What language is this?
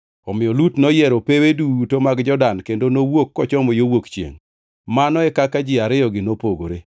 Luo (Kenya and Tanzania)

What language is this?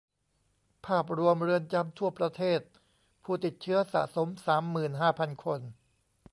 Thai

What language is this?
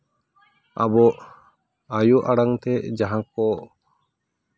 Santali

